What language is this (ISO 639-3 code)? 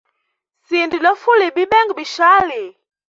hem